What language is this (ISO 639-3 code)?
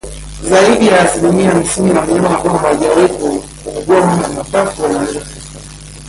swa